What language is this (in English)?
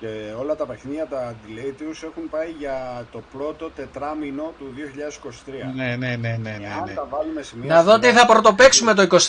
Greek